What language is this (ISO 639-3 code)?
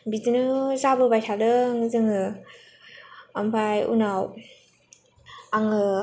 brx